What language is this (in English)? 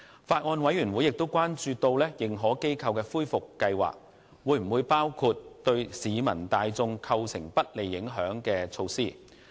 Cantonese